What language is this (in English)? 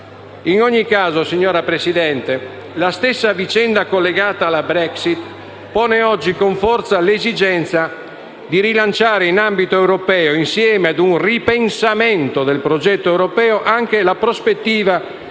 Italian